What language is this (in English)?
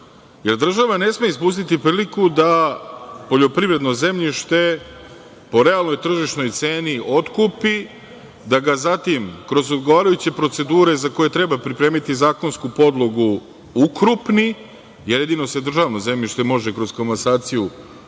Serbian